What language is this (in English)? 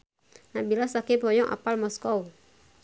Sundanese